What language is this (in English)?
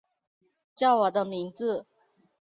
Chinese